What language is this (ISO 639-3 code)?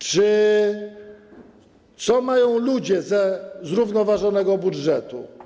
pol